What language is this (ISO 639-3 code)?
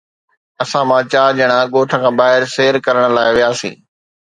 snd